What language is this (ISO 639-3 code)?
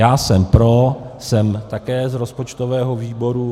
ces